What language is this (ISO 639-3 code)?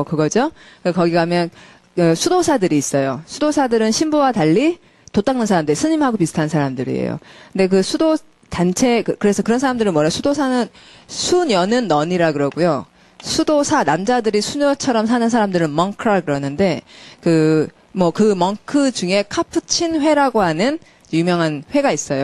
kor